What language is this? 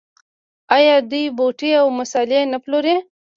Pashto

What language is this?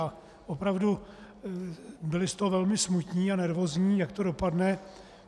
Czech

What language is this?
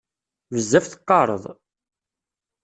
Kabyle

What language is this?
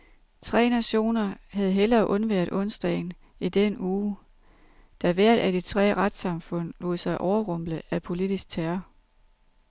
Danish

